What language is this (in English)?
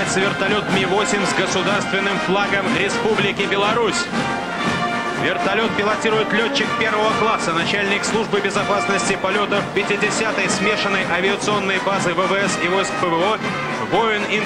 Russian